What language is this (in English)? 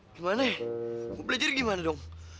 Indonesian